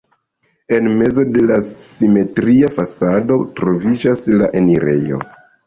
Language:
Esperanto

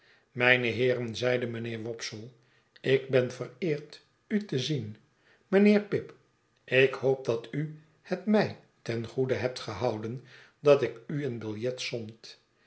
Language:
Dutch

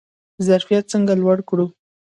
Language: Pashto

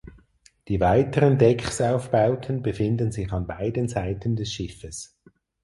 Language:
German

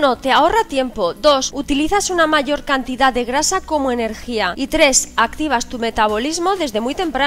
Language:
Spanish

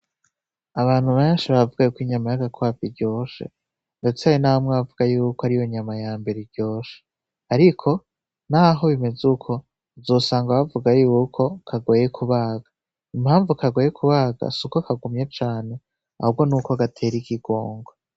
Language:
Rundi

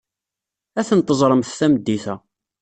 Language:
Kabyle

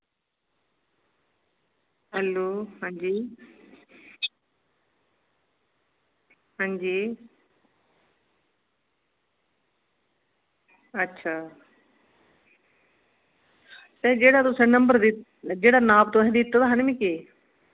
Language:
Dogri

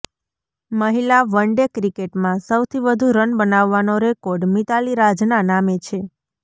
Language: Gujarati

